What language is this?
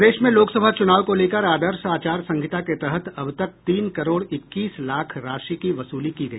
Hindi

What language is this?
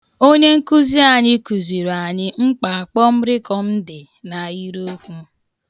Igbo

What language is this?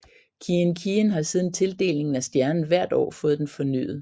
Danish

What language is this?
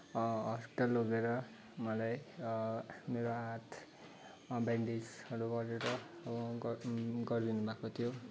Nepali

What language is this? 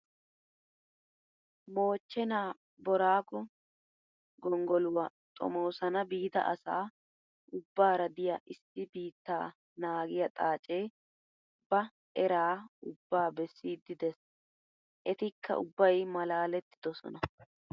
Wolaytta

